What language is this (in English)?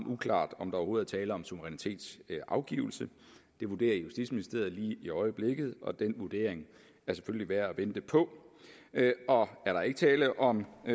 Danish